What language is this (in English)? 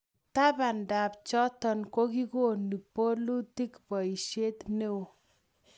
Kalenjin